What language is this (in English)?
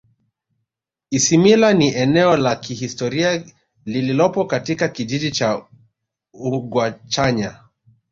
Swahili